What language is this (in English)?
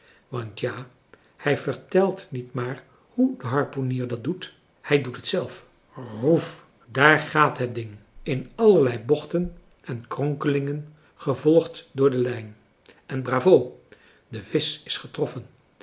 Dutch